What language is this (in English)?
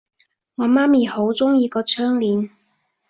Cantonese